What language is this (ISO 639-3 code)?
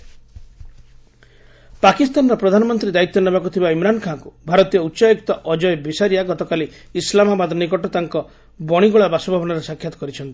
ori